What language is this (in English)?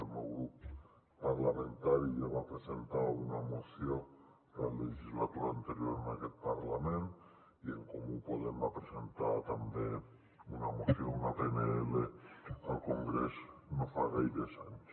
Catalan